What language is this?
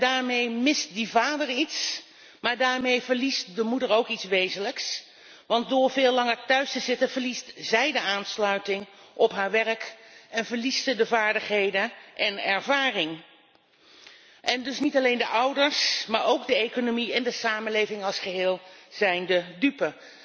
Dutch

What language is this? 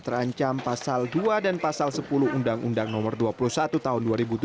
Indonesian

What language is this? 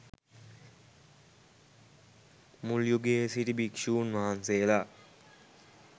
Sinhala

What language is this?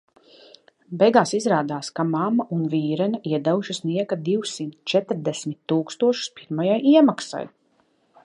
Latvian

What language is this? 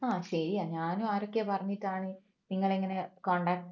Malayalam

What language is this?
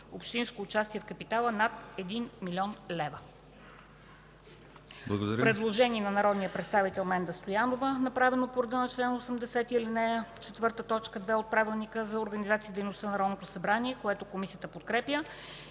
Bulgarian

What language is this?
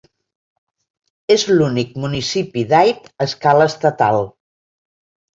Catalan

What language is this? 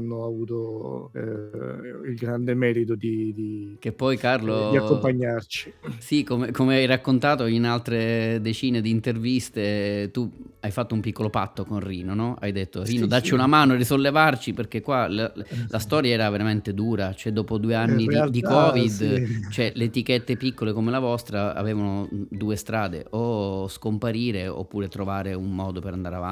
Italian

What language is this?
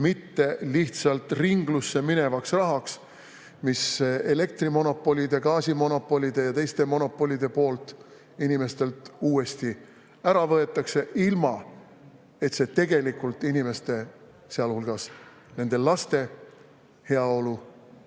Estonian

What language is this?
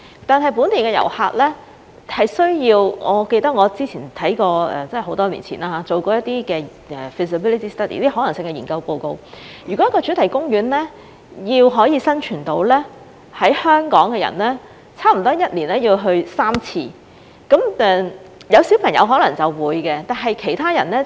Cantonese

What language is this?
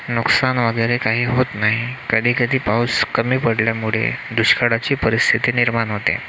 Marathi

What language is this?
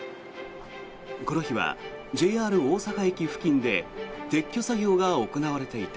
Japanese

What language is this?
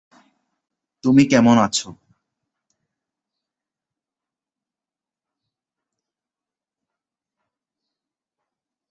Bangla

